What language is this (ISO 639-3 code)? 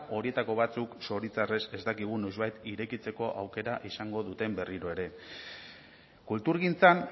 eus